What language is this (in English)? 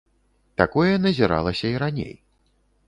Belarusian